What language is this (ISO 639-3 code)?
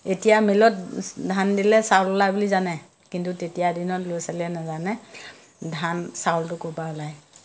asm